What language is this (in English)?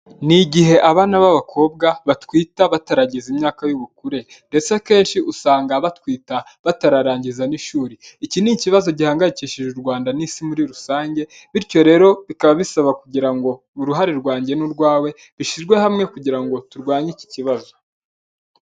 Kinyarwanda